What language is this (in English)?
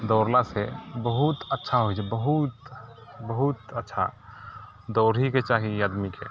Maithili